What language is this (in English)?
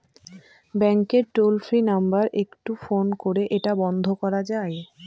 Bangla